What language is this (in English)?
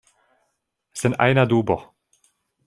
Esperanto